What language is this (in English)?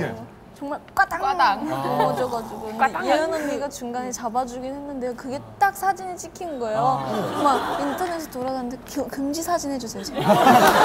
Korean